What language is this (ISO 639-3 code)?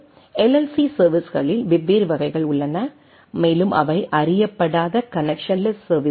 tam